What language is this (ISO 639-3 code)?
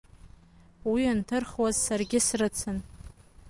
abk